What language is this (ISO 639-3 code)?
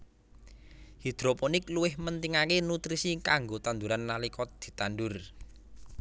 jav